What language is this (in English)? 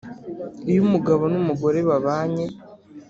Kinyarwanda